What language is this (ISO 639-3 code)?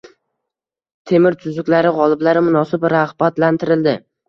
uzb